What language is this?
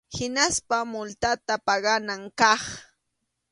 Arequipa-La Unión Quechua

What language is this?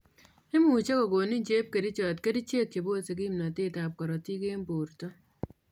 Kalenjin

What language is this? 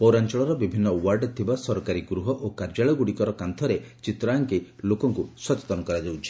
Odia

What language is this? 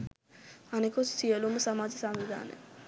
Sinhala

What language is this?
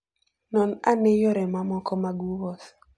Luo (Kenya and Tanzania)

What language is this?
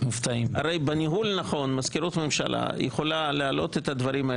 Hebrew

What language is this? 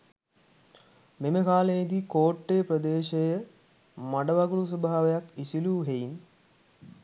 Sinhala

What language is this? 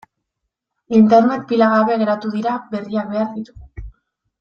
Basque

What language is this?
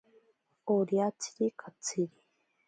Ashéninka Perené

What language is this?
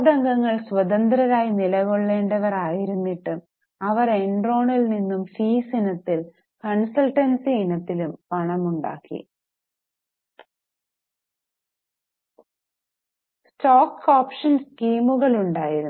Malayalam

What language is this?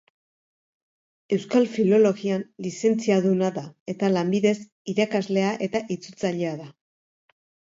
Basque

